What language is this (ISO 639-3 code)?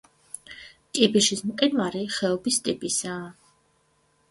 kat